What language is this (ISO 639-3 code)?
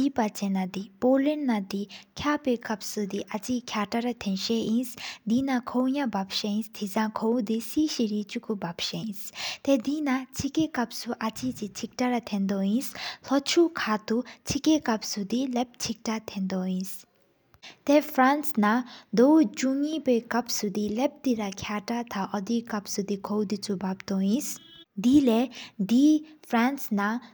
sip